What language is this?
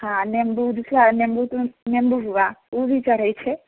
Maithili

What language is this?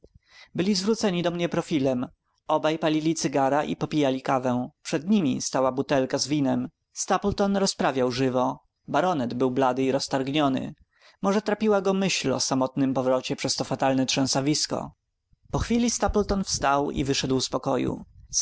Polish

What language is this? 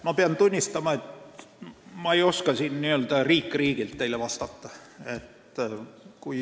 Estonian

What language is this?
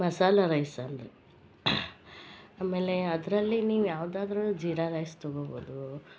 Kannada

